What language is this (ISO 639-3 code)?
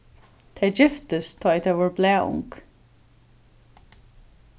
fao